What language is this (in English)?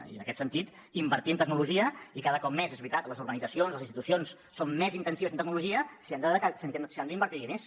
Catalan